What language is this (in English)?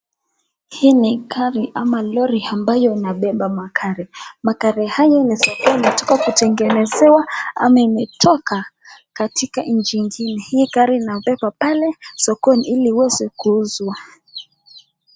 Swahili